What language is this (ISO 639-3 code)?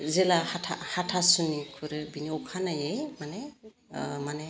brx